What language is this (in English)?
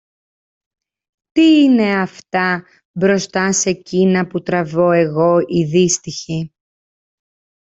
Greek